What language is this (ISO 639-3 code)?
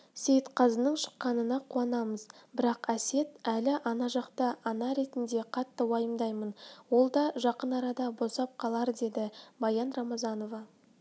kaz